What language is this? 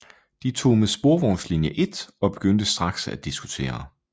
Danish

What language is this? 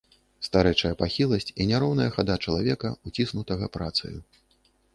Belarusian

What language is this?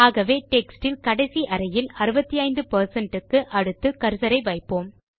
Tamil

